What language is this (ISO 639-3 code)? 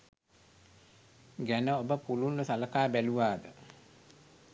sin